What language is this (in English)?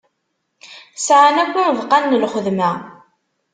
Kabyle